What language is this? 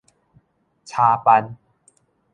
Min Nan Chinese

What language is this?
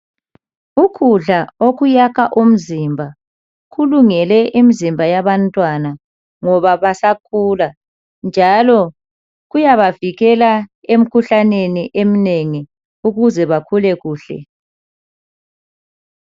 North Ndebele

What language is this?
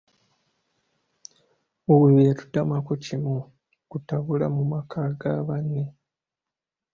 Ganda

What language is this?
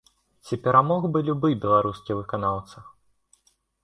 Belarusian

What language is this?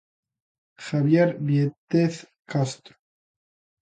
Galician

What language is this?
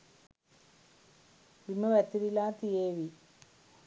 Sinhala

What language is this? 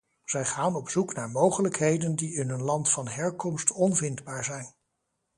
Dutch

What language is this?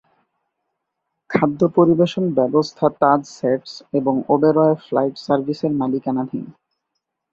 Bangla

